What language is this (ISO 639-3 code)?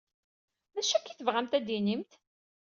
kab